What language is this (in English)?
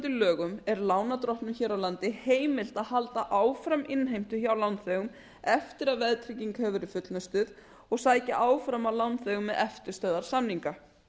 Icelandic